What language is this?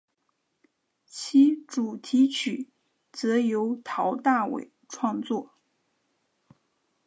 Chinese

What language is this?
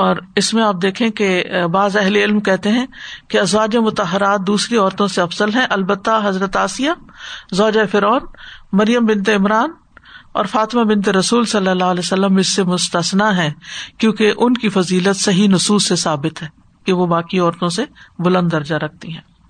Urdu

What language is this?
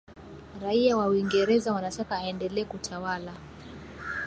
Swahili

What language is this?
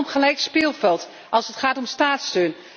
Dutch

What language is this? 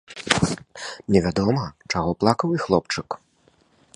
Belarusian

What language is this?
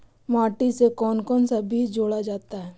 Magahi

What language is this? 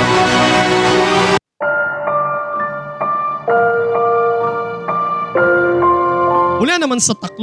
Filipino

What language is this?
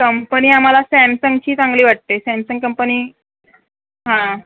Marathi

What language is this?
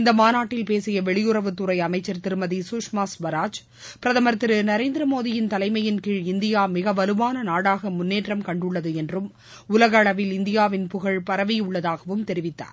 Tamil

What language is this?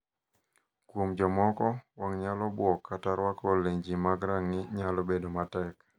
Luo (Kenya and Tanzania)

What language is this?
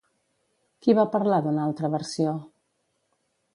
Catalan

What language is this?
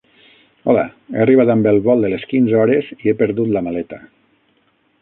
Catalan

